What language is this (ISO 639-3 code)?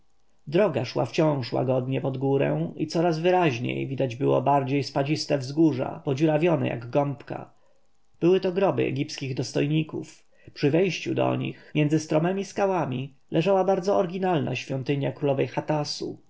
pol